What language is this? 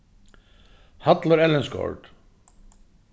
Faroese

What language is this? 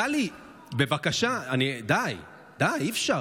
Hebrew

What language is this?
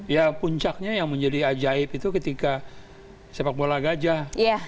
Indonesian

